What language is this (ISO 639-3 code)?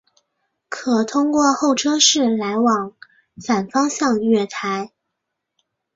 zho